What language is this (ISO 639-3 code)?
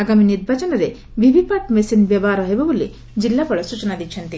ori